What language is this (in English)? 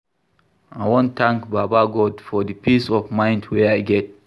Nigerian Pidgin